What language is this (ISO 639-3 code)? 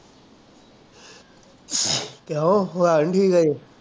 pan